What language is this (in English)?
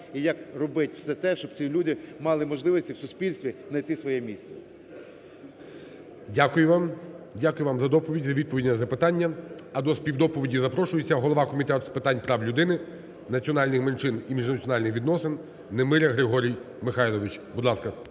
Ukrainian